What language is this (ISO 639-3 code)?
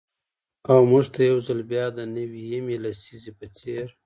pus